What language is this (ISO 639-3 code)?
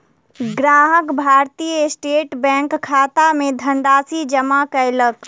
mai